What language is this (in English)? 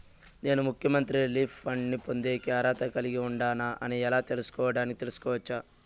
Telugu